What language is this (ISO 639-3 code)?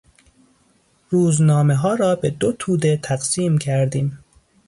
fas